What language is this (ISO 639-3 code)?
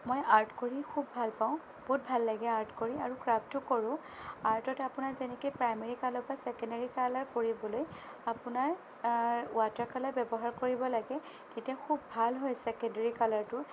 asm